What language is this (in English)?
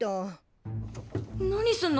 Japanese